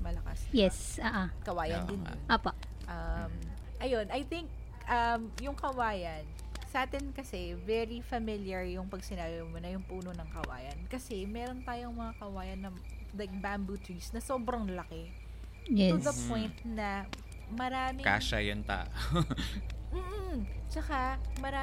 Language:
Filipino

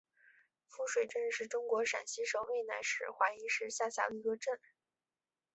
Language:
Chinese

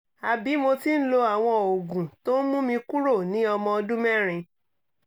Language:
Yoruba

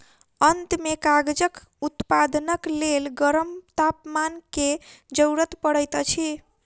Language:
Maithili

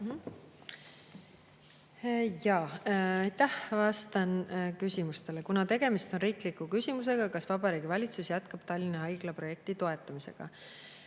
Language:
Estonian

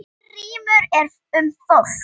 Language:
Icelandic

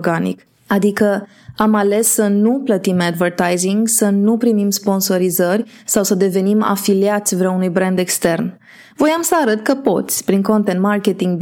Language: Romanian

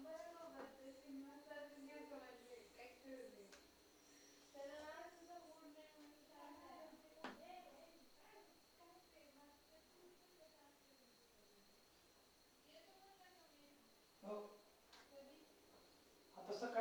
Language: Marathi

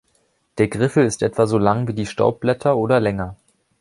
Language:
German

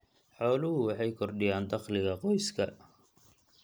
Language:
Somali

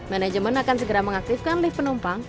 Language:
Indonesian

